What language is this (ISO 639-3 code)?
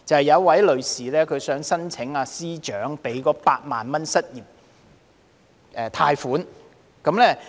yue